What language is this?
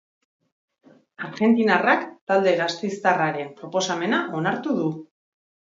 Basque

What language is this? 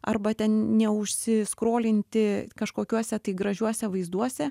Lithuanian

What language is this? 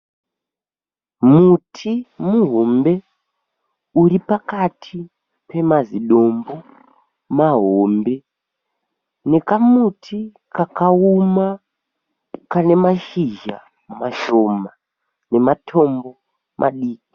Shona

